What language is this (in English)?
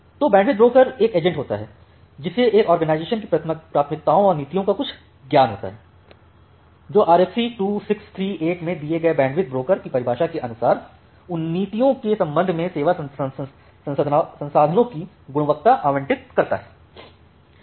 Hindi